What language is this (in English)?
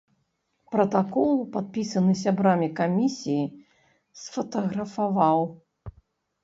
Belarusian